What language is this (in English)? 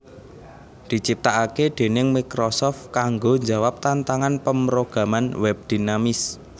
Javanese